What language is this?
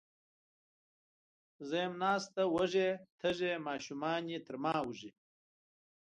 Pashto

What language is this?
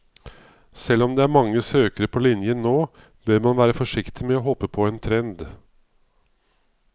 Norwegian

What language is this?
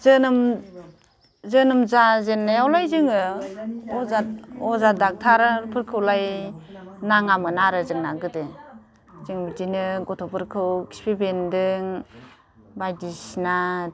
Bodo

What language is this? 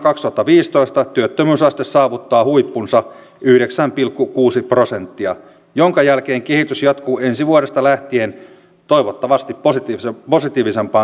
Finnish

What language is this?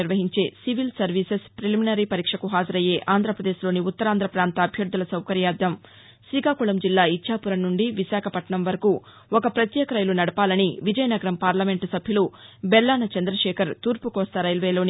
Telugu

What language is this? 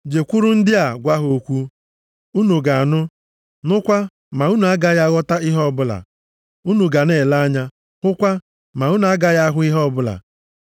Igbo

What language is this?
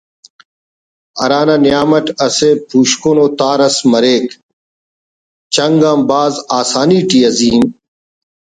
Brahui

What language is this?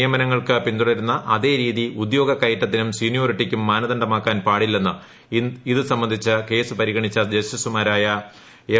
Malayalam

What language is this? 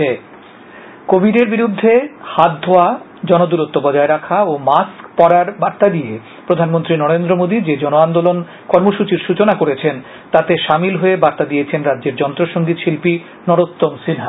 Bangla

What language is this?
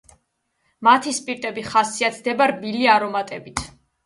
Georgian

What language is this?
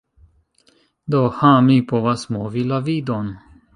Esperanto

